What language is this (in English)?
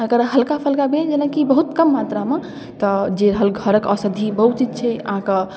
Maithili